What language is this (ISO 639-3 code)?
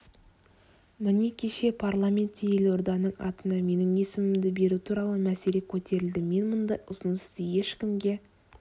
kaz